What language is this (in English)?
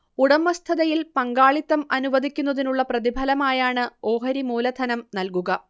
Malayalam